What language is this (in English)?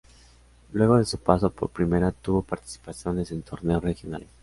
Spanish